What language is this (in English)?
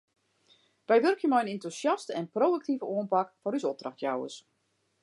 Western Frisian